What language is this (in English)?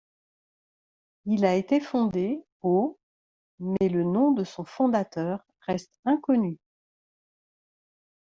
French